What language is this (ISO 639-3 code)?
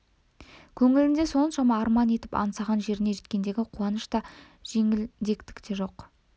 kaz